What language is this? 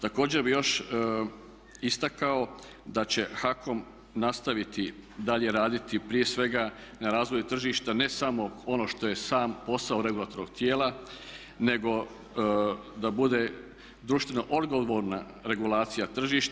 Croatian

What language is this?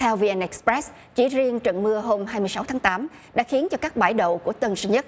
Vietnamese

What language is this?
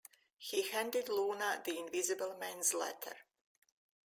English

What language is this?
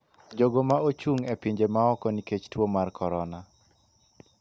Luo (Kenya and Tanzania)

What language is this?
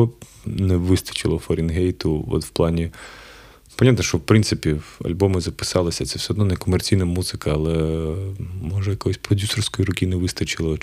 Ukrainian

